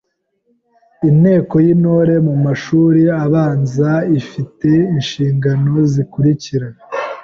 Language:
Kinyarwanda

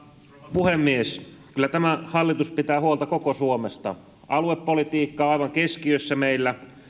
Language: Finnish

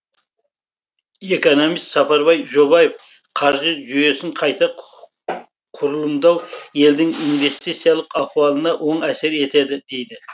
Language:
Kazakh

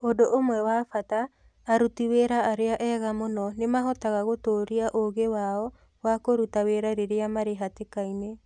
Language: Kikuyu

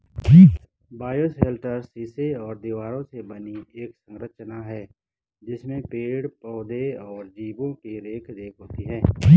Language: Hindi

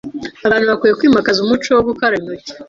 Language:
Kinyarwanda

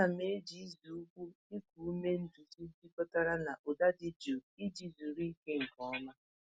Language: Igbo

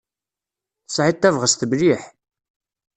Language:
Kabyle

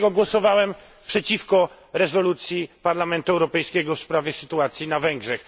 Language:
Polish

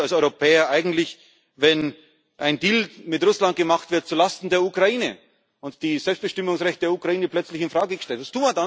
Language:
German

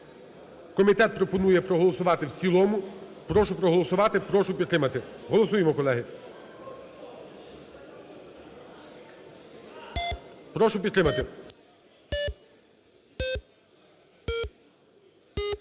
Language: Ukrainian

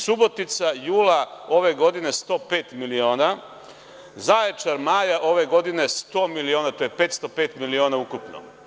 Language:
Serbian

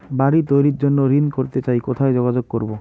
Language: Bangla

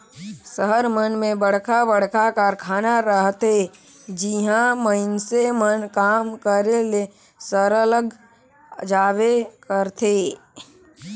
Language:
Chhattisgarhi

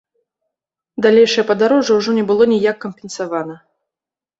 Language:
Belarusian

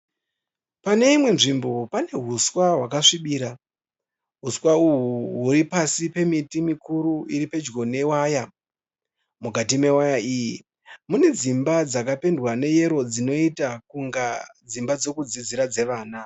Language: Shona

